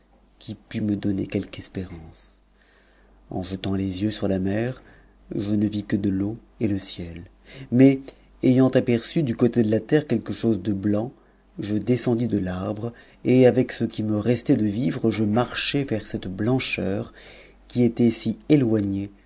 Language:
French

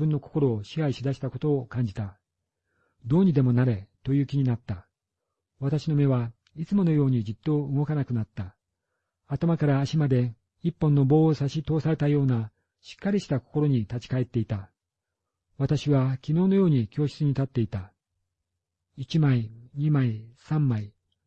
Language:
Japanese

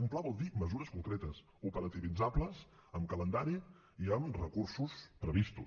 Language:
Catalan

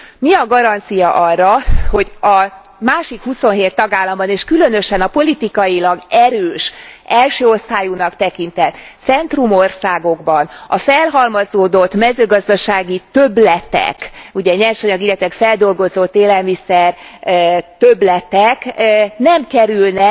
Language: Hungarian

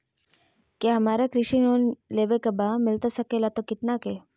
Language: Magahi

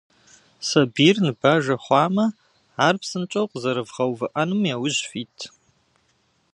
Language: Kabardian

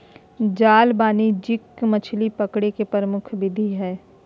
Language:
Magahi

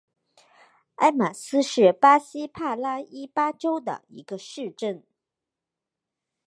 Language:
Chinese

